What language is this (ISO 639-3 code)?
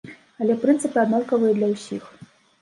bel